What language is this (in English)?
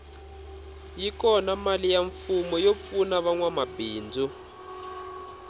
Tsonga